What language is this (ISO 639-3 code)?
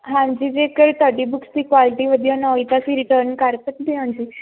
pan